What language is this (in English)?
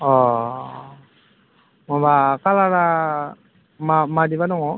Bodo